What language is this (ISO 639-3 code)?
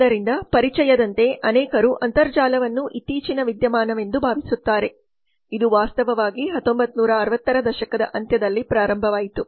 kan